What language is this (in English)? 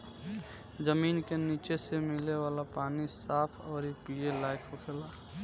Bhojpuri